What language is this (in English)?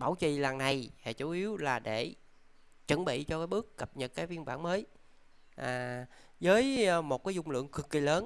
Vietnamese